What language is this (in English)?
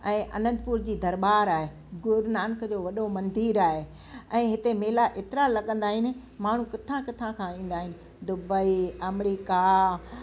Sindhi